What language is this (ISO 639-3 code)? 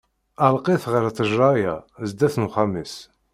kab